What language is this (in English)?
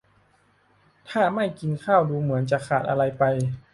Thai